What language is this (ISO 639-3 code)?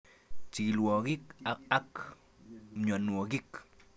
kln